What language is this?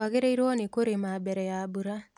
Kikuyu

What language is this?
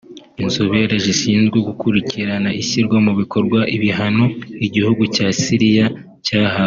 Kinyarwanda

